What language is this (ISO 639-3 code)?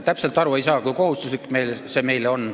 est